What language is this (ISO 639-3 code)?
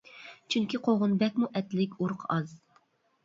uig